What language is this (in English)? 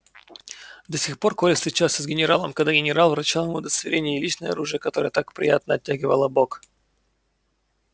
Russian